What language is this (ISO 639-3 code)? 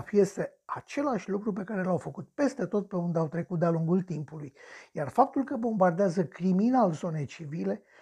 ron